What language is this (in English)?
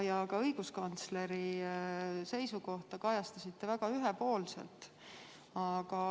Estonian